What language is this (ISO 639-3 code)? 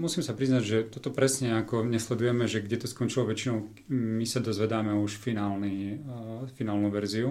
slk